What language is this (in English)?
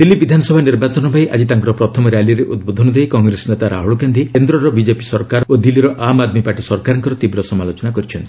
Odia